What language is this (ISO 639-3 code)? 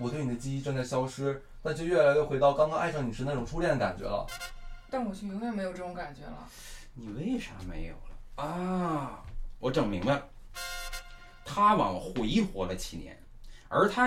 zho